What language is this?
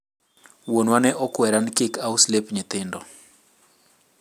Luo (Kenya and Tanzania)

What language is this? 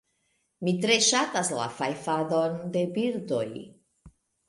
Esperanto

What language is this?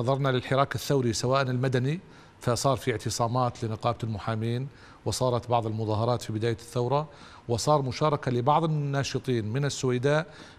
Arabic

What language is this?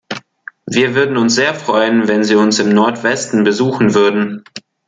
German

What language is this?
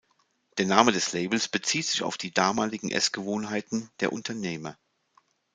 German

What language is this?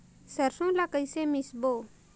Chhattisgarhi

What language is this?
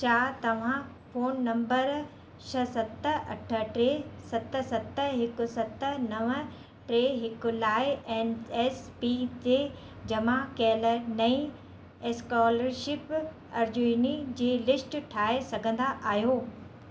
Sindhi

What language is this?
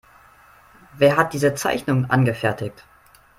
German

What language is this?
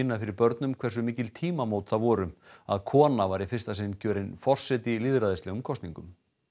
Icelandic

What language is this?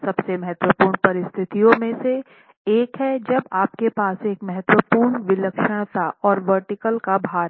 Hindi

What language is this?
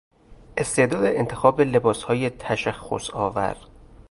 Persian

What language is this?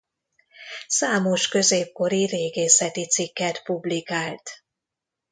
Hungarian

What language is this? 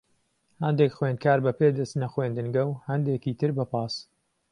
Central Kurdish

